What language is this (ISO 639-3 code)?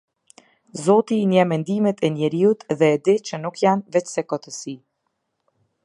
sqi